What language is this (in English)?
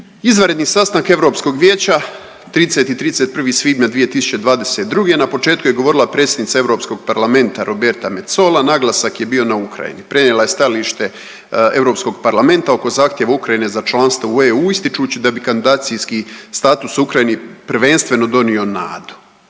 Croatian